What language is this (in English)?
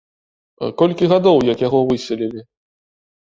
Belarusian